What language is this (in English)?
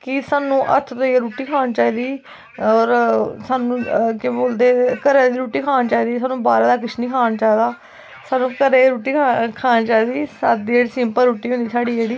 Dogri